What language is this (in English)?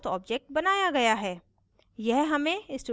Hindi